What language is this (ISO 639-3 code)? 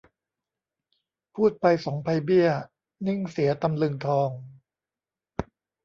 tha